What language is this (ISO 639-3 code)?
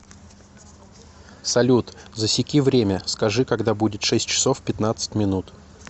rus